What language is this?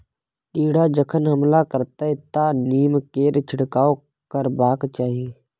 Maithili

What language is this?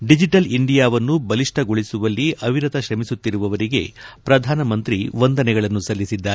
Kannada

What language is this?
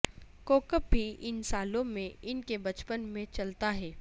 Urdu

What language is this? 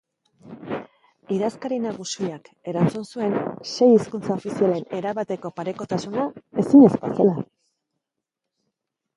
Basque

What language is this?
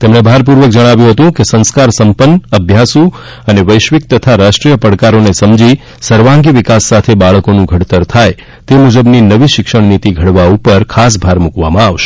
Gujarati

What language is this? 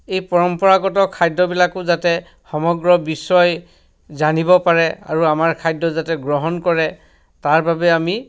Assamese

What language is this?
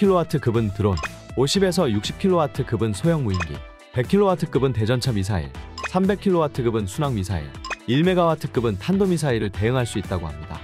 Korean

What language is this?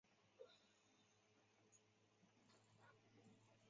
Chinese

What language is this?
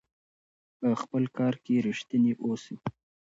Pashto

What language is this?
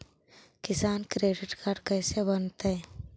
Magahi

